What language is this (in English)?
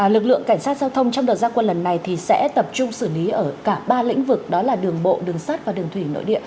Vietnamese